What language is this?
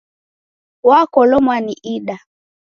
Taita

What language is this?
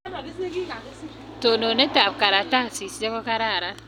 Kalenjin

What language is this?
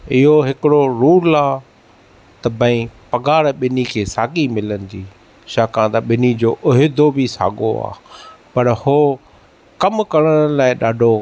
Sindhi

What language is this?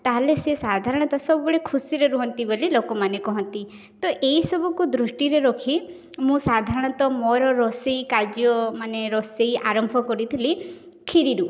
Odia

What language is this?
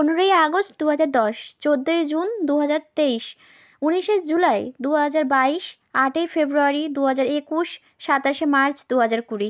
Bangla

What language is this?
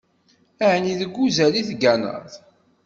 Kabyle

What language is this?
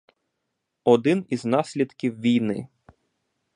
Ukrainian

